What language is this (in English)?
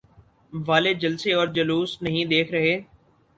Urdu